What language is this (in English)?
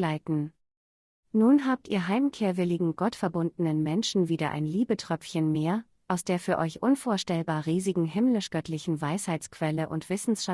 German